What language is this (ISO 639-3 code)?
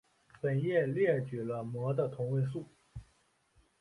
zho